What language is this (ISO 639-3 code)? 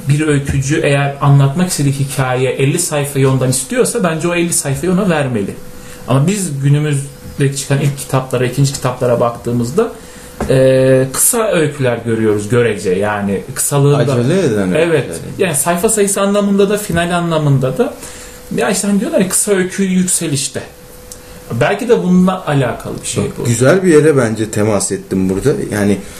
tur